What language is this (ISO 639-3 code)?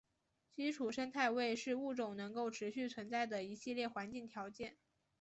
zho